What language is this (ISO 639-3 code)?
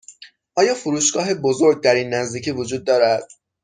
fas